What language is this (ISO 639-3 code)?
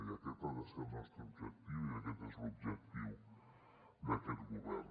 cat